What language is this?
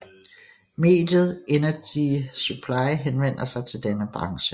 Danish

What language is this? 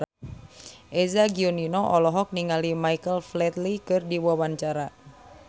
Sundanese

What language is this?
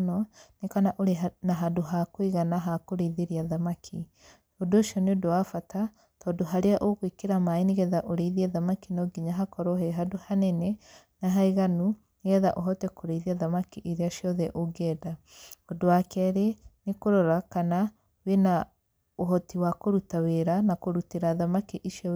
Kikuyu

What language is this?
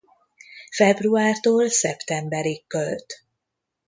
Hungarian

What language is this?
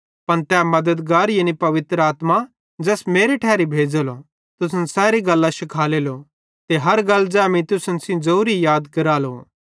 Bhadrawahi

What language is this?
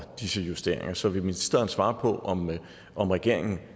Danish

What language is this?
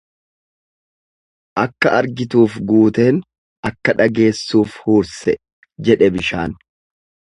Oromo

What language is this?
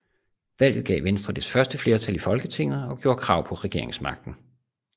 Danish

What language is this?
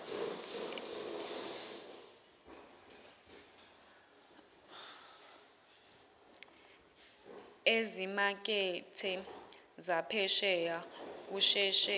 Zulu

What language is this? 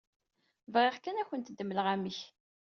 Kabyle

